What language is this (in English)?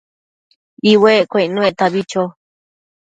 Matsés